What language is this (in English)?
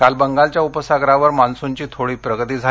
Marathi